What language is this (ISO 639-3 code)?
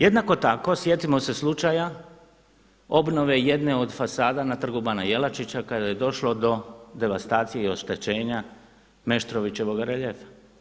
hrv